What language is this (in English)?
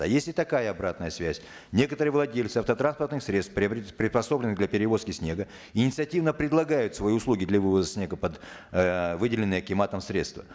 Kazakh